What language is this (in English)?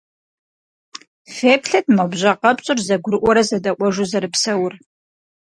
Kabardian